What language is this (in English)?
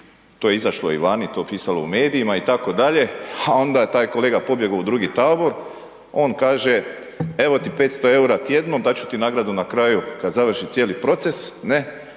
Croatian